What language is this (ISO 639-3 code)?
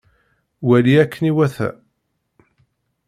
kab